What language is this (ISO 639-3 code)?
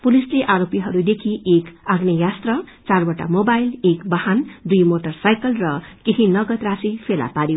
nep